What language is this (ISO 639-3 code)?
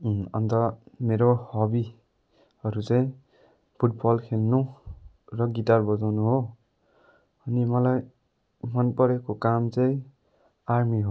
nep